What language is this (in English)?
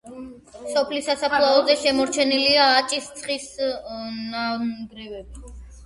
Georgian